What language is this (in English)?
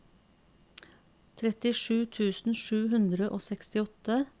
Norwegian